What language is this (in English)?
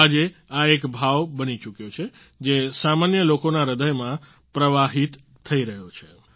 Gujarati